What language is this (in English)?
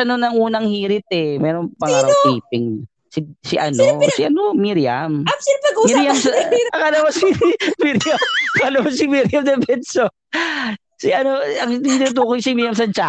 Filipino